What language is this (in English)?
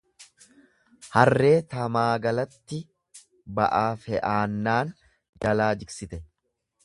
Oromo